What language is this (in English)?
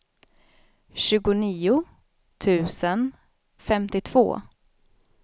Swedish